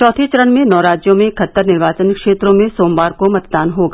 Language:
Hindi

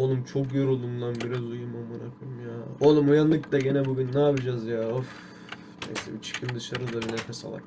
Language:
Turkish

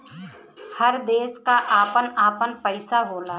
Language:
Bhojpuri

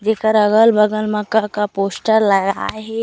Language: Chhattisgarhi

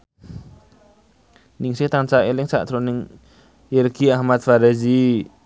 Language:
Javanese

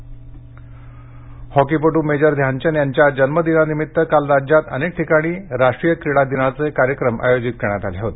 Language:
Marathi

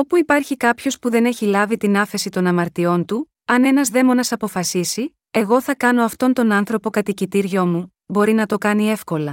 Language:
Greek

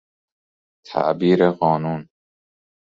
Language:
Persian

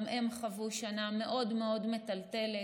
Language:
Hebrew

